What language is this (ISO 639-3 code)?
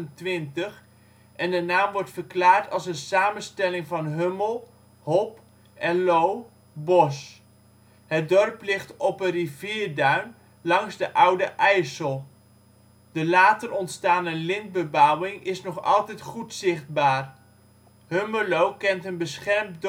nld